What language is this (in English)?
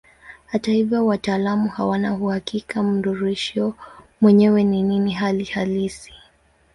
Swahili